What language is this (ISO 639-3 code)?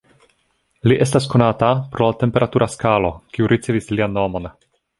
epo